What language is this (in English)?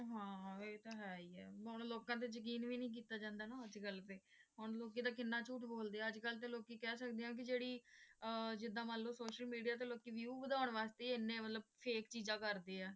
Punjabi